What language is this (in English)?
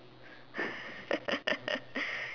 English